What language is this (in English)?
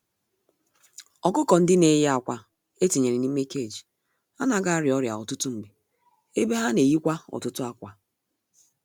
Igbo